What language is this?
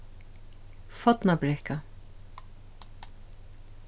Faroese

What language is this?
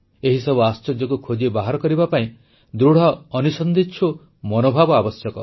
Odia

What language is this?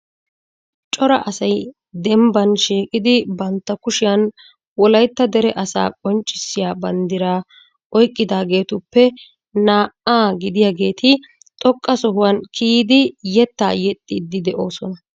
Wolaytta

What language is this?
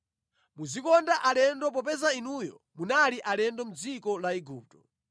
Nyanja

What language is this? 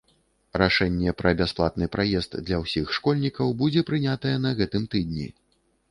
Belarusian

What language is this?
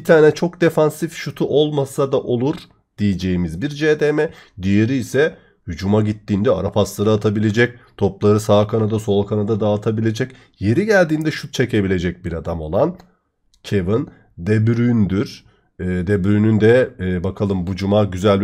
Turkish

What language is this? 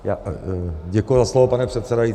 Czech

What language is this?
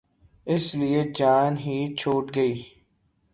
Urdu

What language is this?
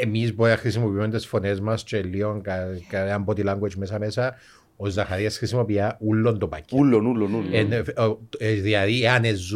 Greek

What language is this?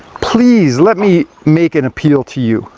English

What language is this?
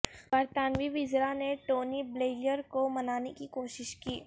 Urdu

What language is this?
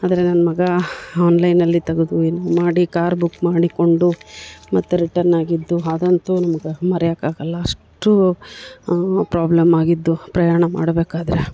Kannada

